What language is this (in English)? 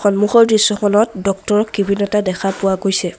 Assamese